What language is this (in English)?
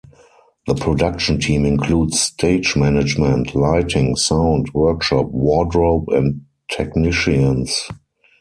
English